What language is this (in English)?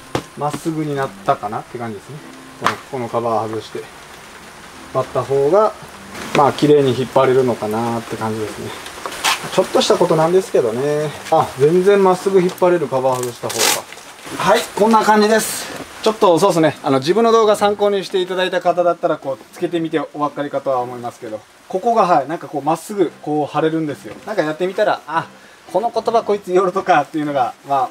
Japanese